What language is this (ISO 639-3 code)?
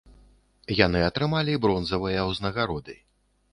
bel